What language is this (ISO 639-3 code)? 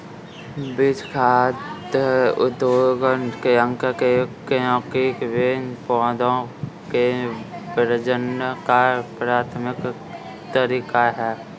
hin